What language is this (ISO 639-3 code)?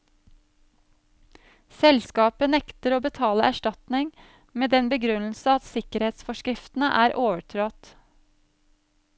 nor